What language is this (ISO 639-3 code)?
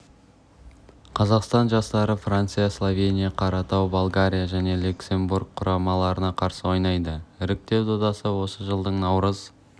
kaz